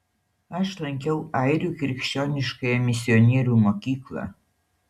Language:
Lithuanian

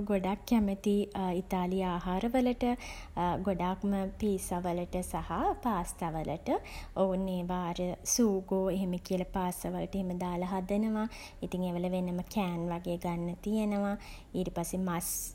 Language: Sinhala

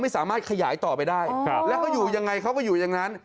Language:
Thai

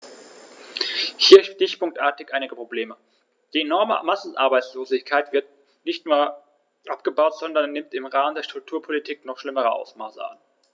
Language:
German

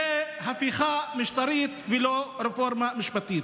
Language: Hebrew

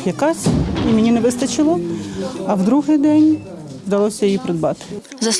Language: Ukrainian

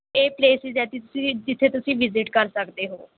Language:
Punjabi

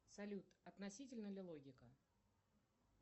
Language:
Russian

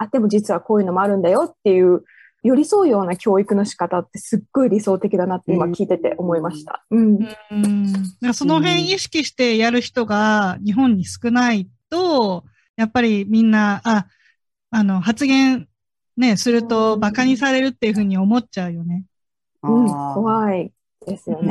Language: Japanese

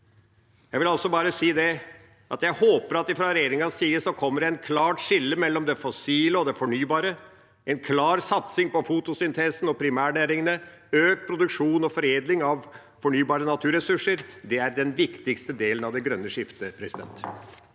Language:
Norwegian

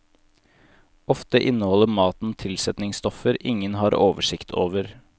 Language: Norwegian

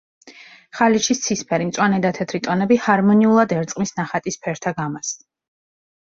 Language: Georgian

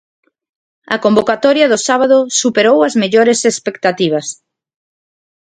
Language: Galician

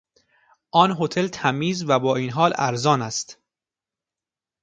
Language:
Persian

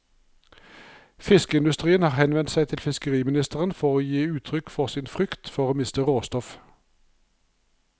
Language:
Norwegian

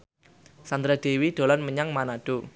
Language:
Javanese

